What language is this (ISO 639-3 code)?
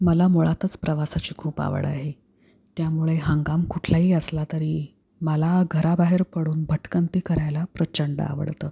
mar